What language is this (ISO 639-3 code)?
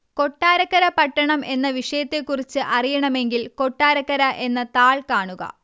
mal